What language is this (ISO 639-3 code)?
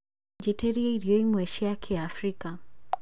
kik